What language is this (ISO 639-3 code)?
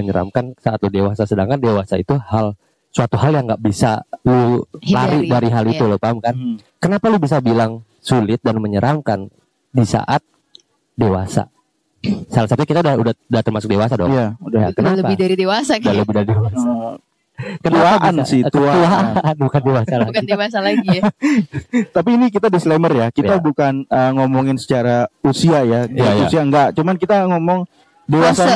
ind